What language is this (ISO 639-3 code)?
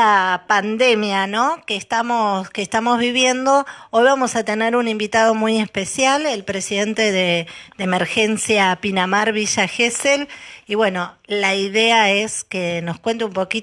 spa